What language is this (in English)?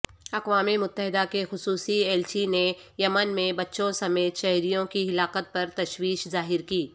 Urdu